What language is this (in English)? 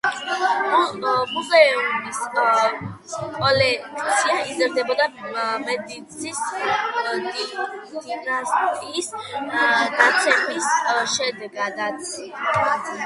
Georgian